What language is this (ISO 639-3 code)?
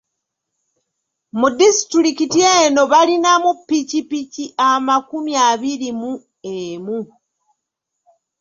lug